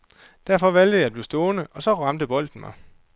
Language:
Danish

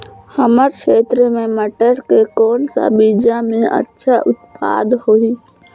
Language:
Chhattisgarhi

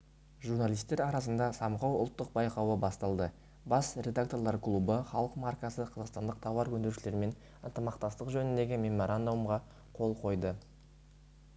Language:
Kazakh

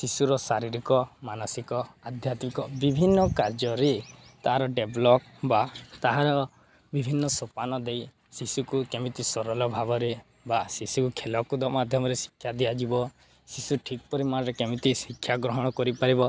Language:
Odia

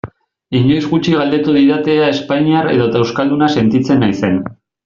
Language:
Basque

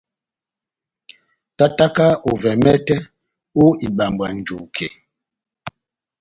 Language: Batanga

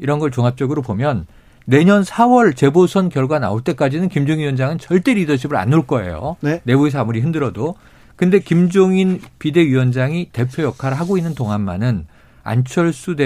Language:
Korean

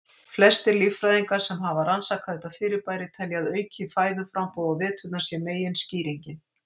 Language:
Icelandic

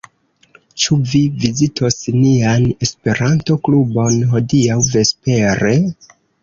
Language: Esperanto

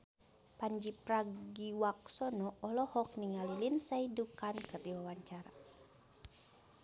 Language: Sundanese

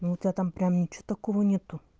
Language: Russian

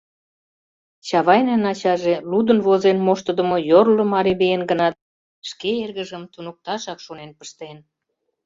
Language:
Mari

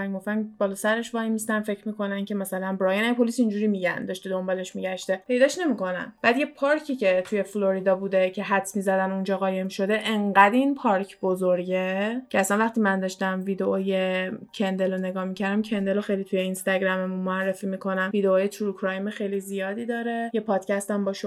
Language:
Persian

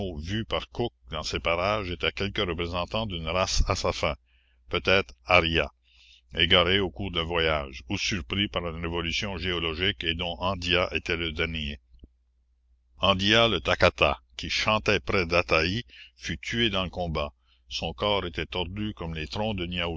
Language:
French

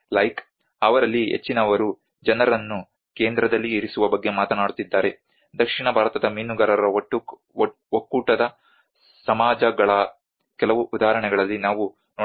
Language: Kannada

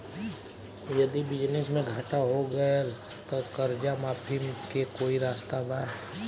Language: Bhojpuri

